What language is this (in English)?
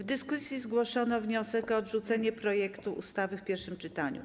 Polish